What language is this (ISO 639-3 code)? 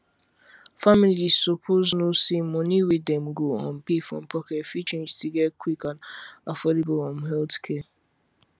pcm